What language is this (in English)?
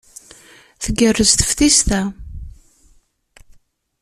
Kabyle